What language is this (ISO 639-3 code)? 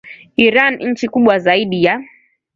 swa